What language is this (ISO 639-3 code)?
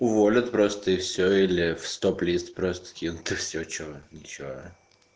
rus